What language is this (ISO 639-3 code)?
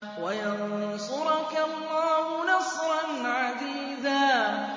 ara